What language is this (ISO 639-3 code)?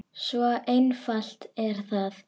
isl